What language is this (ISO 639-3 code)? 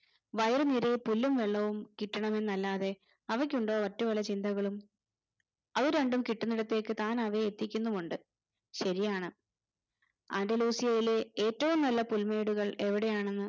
mal